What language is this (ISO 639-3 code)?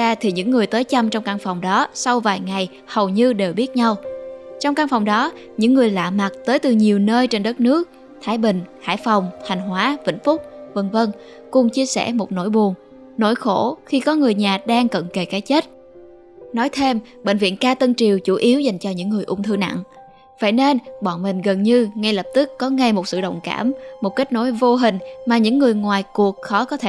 vie